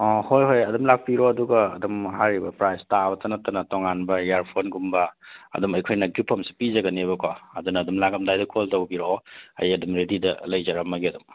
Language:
Manipuri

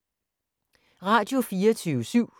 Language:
Danish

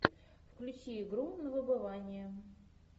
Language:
Russian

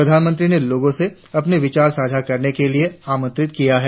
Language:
Hindi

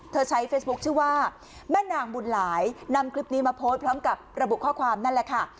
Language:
Thai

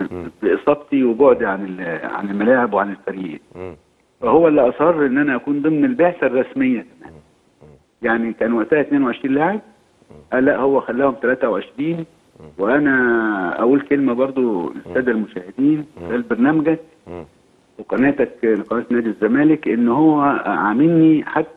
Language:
Arabic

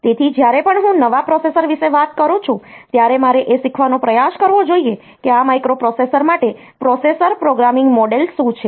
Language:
Gujarati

